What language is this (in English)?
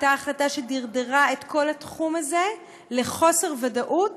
Hebrew